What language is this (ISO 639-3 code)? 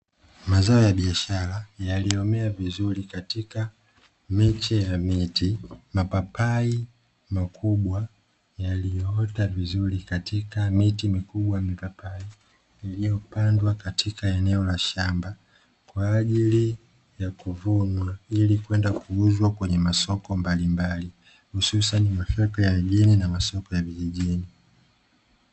swa